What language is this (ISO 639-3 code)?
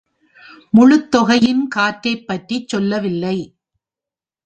tam